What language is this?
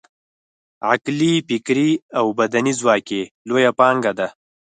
Pashto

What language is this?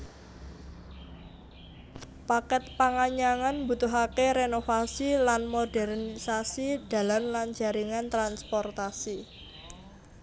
Javanese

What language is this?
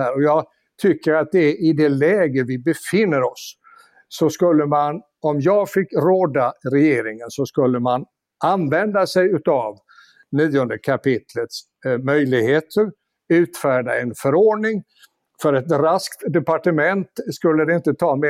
Swedish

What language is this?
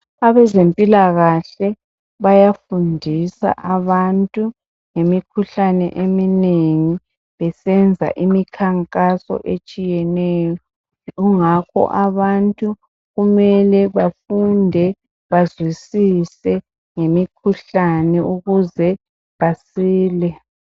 North Ndebele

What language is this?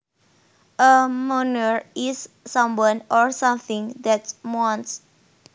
Javanese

